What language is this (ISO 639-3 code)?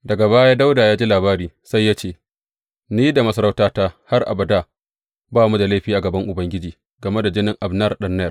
hau